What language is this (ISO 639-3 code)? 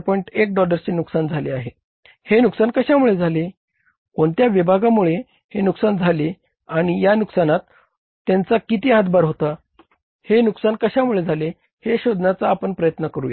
mar